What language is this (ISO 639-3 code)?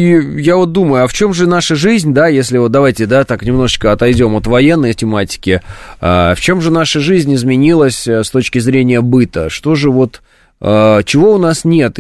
rus